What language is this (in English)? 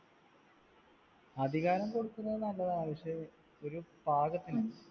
Malayalam